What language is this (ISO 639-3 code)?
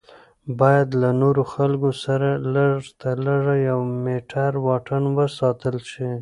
pus